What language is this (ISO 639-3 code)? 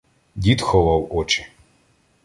ukr